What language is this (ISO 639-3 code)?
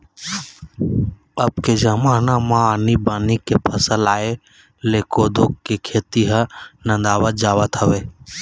hne